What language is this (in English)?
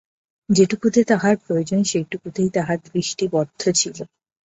Bangla